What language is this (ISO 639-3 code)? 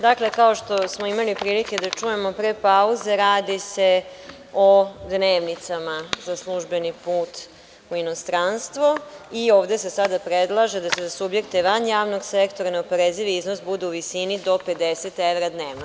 srp